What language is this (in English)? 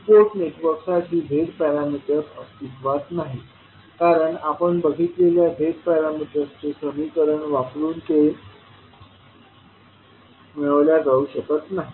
Marathi